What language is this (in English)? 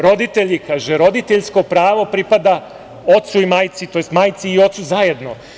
Serbian